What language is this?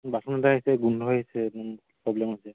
Assamese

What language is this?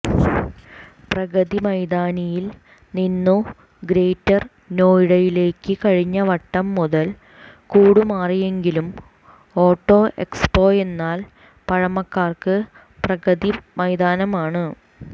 Malayalam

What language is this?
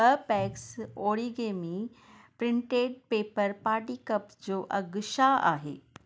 Sindhi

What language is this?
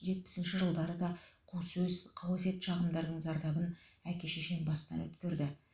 Kazakh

